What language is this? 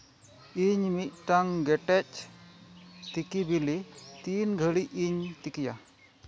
Santali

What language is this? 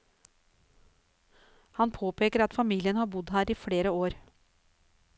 Norwegian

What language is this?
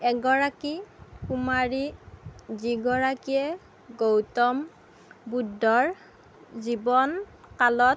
Assamese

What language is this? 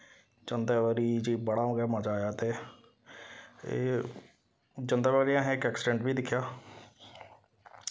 Dogri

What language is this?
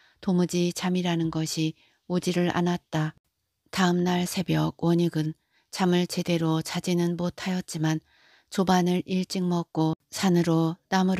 Korean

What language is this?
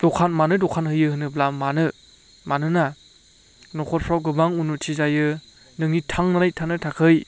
Bodo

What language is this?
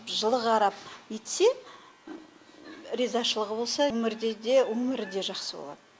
Kazakh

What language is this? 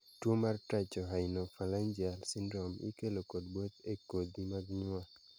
Luo (Kenya and Tanzania)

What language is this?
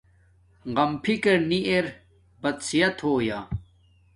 Domaaki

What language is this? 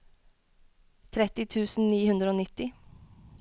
Norwegian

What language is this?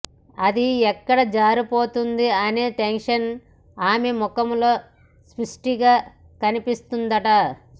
Telugu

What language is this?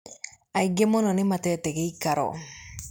Kikuyu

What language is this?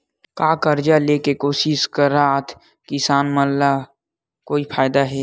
Chhattisgarhi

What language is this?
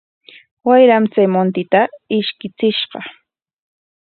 Corongo Ancash Quechua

